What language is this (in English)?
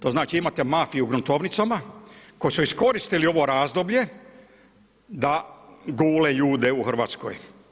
Croatian